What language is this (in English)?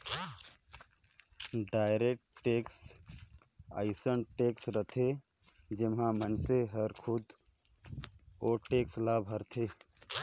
Chhattisgarhi